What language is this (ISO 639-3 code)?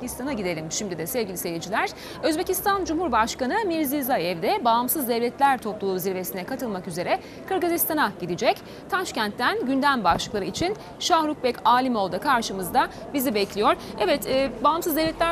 tur